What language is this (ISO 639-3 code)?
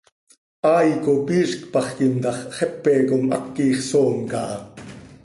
sei